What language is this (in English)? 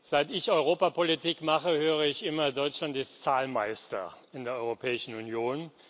German